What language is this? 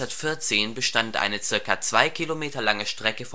German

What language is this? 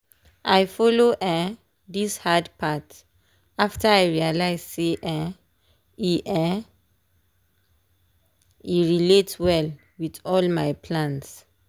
Nigerian Pidgin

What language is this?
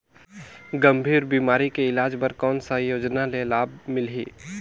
Chhattisgarhi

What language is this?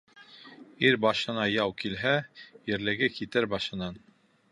Bashkir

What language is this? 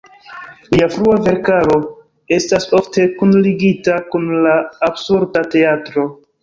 Esperanto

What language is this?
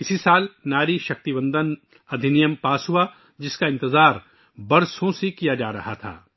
Urdu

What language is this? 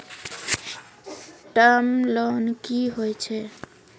Maithili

